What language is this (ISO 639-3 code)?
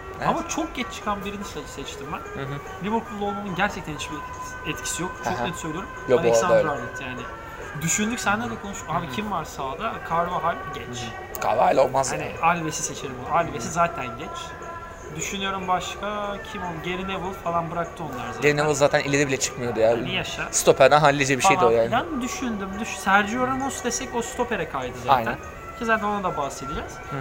tur